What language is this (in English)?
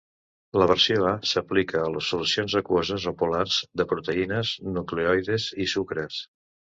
Catalan